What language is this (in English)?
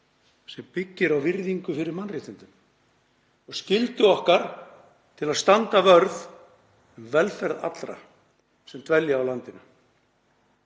Icelandic